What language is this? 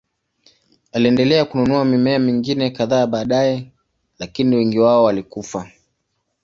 Swahili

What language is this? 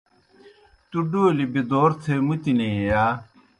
Kohistani Shina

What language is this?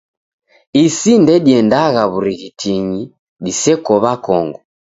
Taita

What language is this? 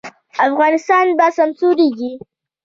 Pashto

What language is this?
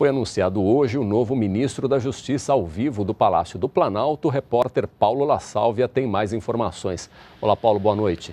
Portuguese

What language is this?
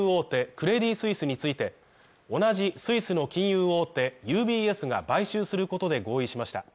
Japanese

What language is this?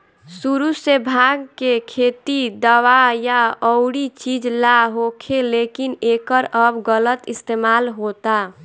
Bhojpuri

